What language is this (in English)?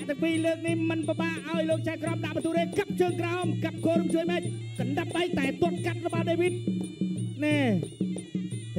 Thai